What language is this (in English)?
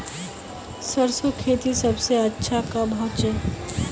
Magahi